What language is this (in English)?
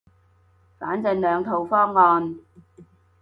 Cantonese